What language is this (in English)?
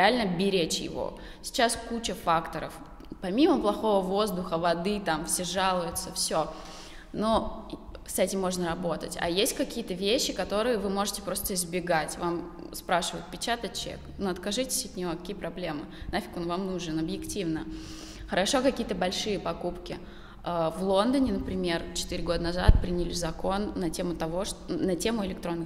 Russian